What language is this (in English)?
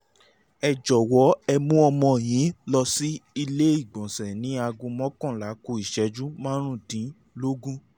Yoruba